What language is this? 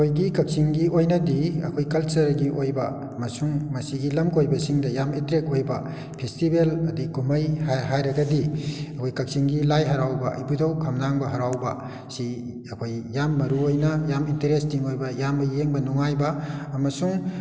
Manipuri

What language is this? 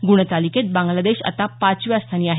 Marathi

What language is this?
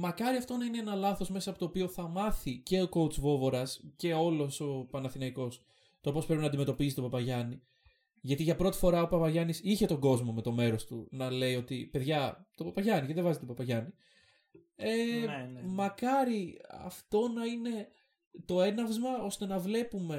Greek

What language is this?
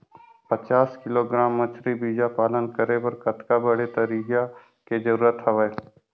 Chhattisgarhi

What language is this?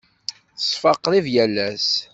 Kabyle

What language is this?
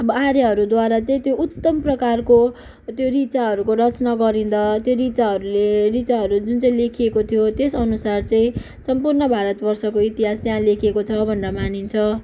Nepali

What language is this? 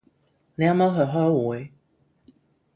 Cantonese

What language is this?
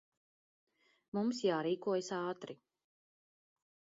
Latvian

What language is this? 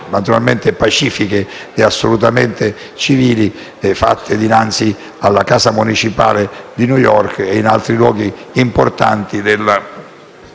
Italian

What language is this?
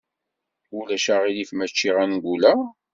Kabyle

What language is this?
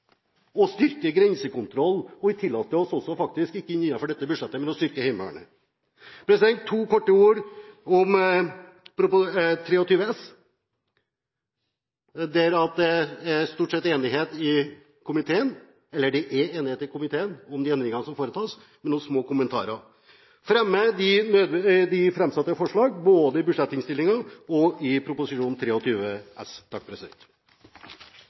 Norwegian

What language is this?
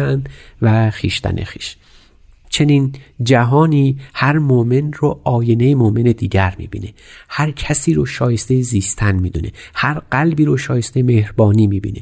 Persian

